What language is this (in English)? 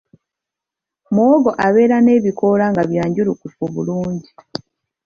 Ganda